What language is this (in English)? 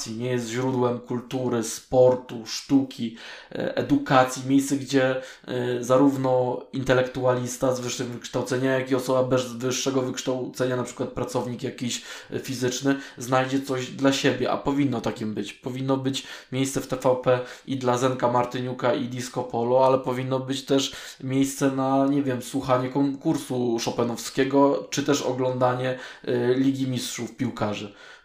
Polish